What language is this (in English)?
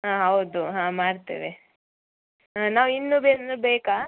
Kannada